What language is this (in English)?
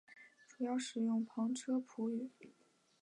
Chinese